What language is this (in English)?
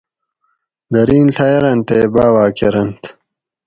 Gawri